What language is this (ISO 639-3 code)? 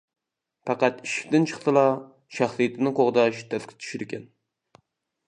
uig